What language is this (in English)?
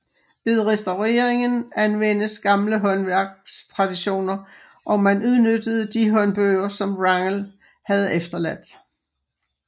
Danish